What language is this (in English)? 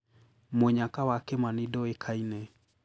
Kikuyu